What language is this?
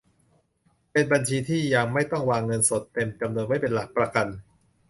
Thai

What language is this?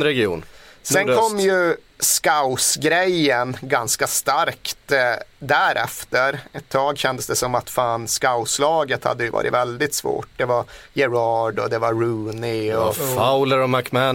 Swedish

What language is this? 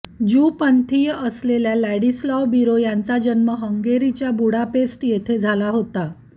Marathi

